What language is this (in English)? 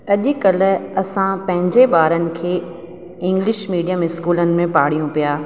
Sindhi